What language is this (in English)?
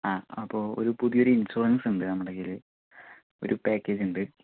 Malayalam